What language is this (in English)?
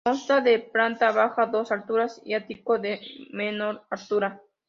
Spanish